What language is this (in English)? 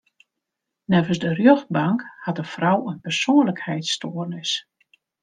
Western Frisian